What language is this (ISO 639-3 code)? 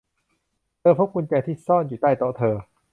tha